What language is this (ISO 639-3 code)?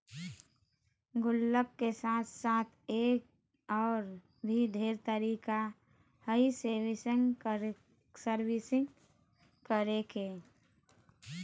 mag